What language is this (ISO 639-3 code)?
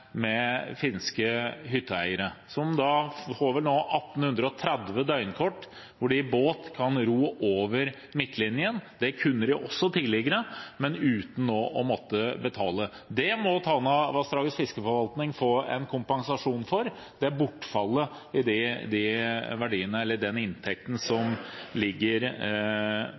nob